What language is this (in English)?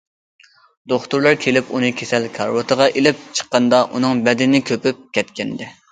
Uyghur